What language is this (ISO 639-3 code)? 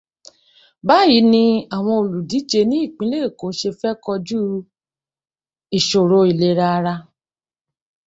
yor